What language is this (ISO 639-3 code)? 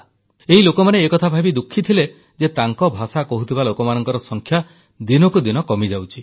ori